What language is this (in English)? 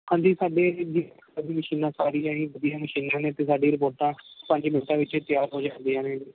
Punjabi